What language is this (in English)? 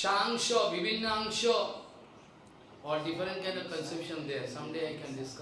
Portuguese